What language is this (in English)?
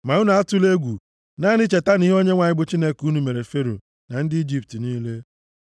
Igbo